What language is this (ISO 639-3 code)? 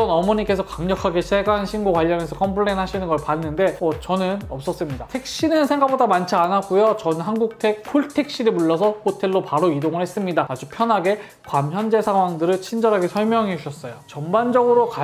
kor